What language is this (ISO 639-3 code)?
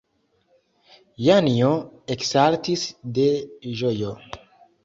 epo